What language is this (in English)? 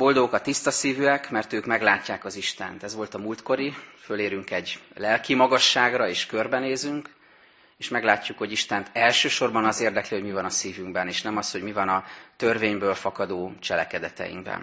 Hungarian